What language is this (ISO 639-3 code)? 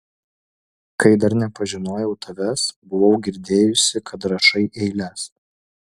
lit